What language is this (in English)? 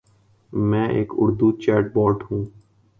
Urdu